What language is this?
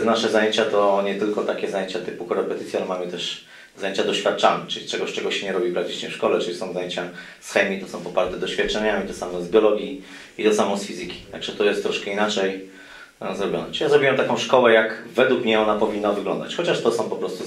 Polish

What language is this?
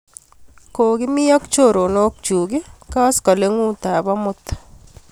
Kalenjin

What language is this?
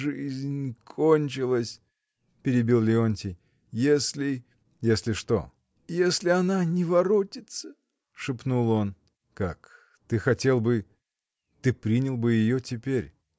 Russian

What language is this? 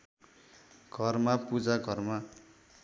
Nepali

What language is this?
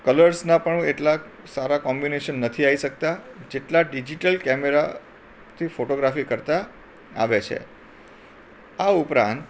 Gujarati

